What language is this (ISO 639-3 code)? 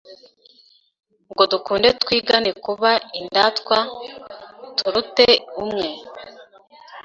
kin